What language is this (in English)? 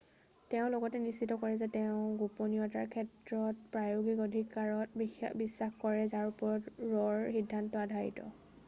Assamese